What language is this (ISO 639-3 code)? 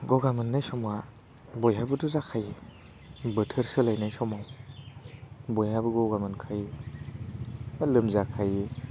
brx